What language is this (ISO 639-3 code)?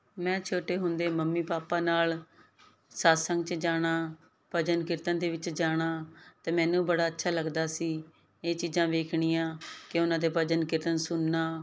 pan